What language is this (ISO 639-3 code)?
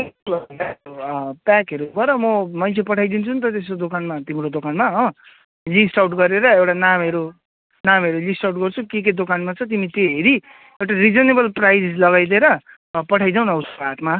nep